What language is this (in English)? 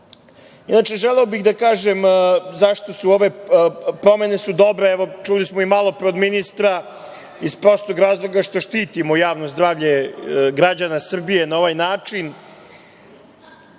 Serbian